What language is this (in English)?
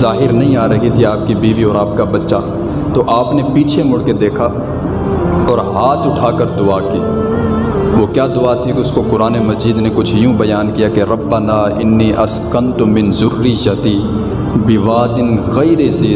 Urdu